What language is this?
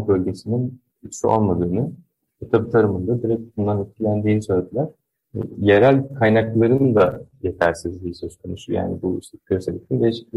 Turkish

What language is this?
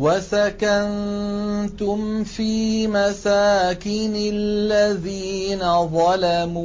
Arabic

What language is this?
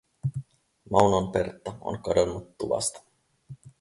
Finnish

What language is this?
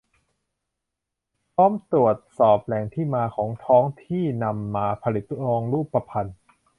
Thai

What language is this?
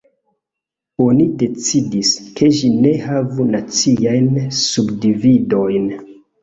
Esperanto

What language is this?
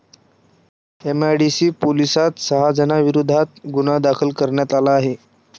Marathi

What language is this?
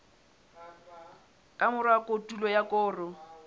Southern Sotho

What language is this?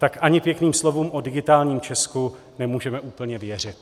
Czech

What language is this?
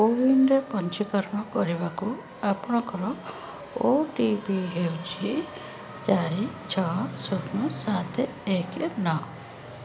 Odia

